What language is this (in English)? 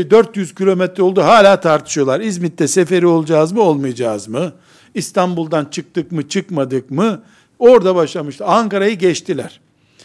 Turkish